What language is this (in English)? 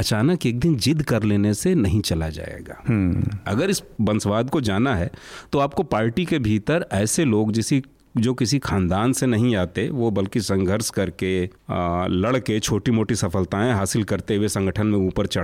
Hindi